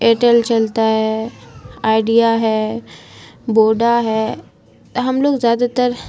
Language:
Urdu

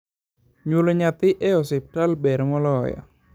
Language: Luo (Kenya and Tanzania)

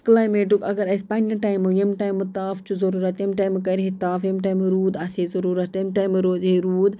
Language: Kashmiri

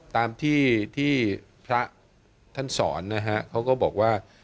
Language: Thai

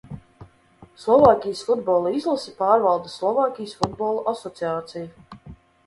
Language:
Latvian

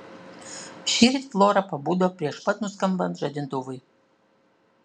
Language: Lithuanian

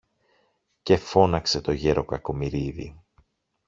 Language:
Greek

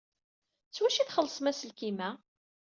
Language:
Kabyle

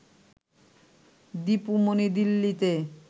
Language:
Bangla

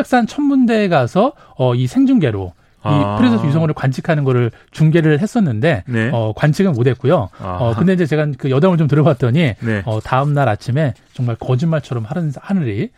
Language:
Korean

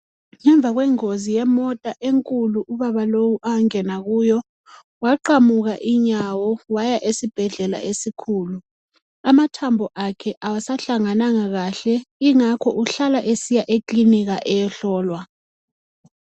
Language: North Ndebele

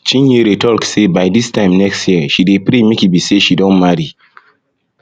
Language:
Nigerian Pidgin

